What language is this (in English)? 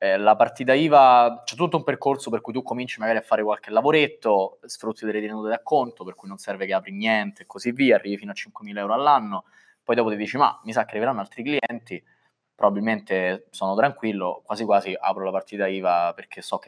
Italian